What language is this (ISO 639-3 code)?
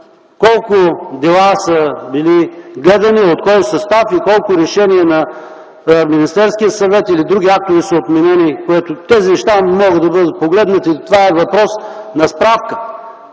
bul